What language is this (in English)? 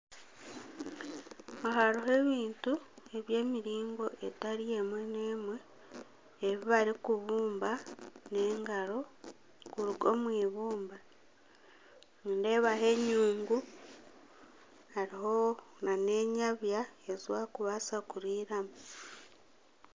Nyankole